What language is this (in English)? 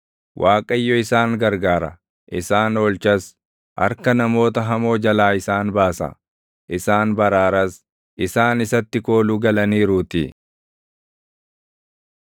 Oromo